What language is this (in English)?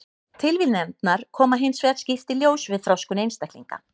Icelandic